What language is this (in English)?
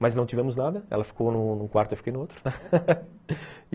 Portuguese